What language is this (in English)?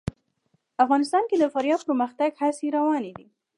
Pashto